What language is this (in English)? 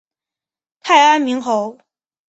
Chinese